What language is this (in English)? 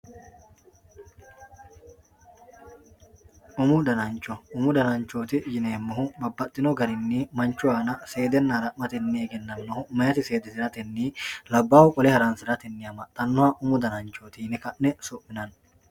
Sidamo